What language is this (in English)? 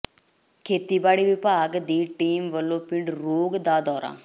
Punjabi